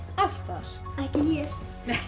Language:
Icelandic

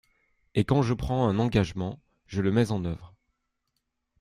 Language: French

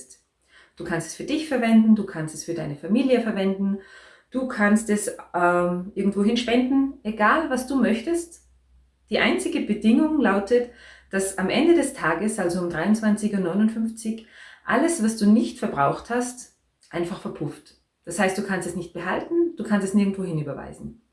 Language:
German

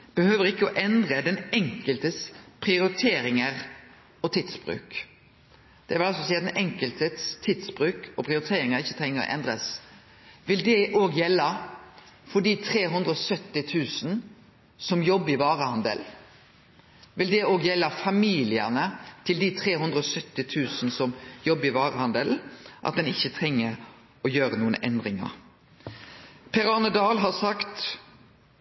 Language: Norwegian Nynorsk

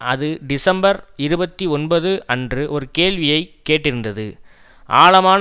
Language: Tamil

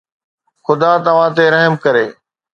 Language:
Sindhi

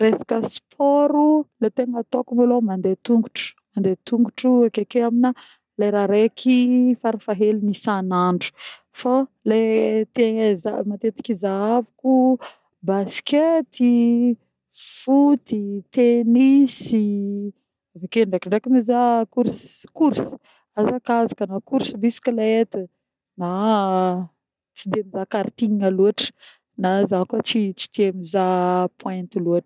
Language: Northern Betsimisaraka Malagasy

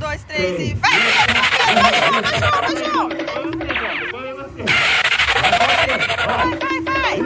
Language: Portuguese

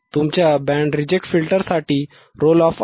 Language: Marathi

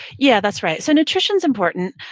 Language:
English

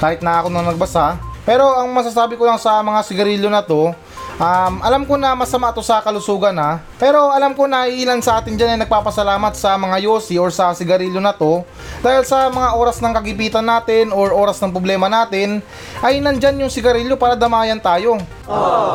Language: Filipino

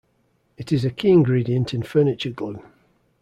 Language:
English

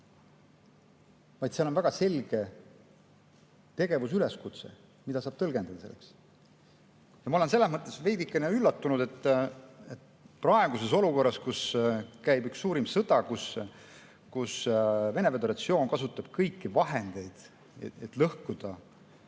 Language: Estonian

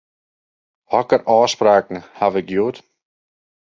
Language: Western Frisian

